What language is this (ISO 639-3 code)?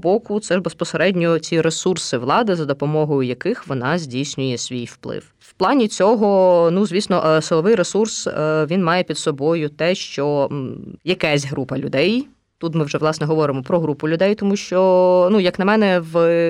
ukr